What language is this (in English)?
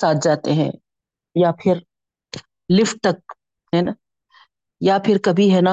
Urdu